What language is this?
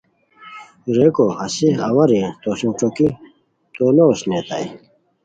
Khowar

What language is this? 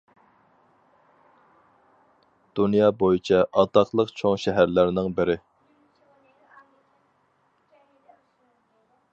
Uyghur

